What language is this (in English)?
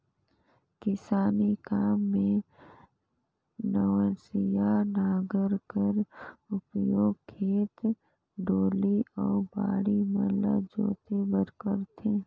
Chhattisgarhi